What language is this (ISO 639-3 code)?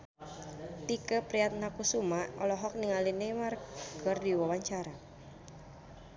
sun